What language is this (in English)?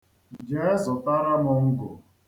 Igbo